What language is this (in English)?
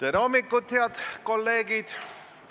Estonian